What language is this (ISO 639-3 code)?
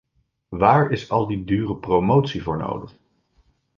nld